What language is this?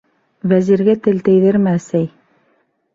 Bashkir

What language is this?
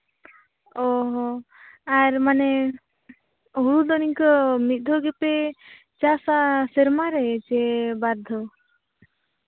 Santali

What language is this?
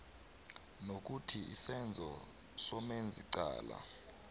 South Ndebele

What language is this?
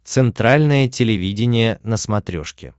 Russian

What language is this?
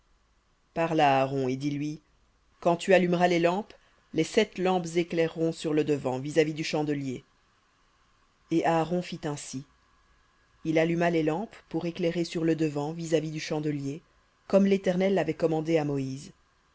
French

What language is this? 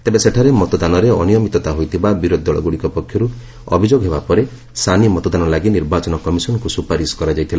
Odia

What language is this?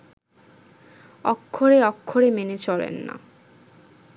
Bangla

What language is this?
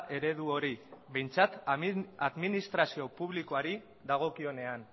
Basque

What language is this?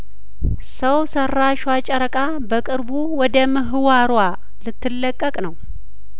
Amharic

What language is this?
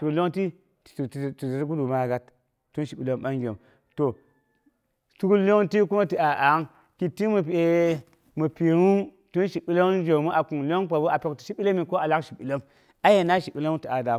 Boghom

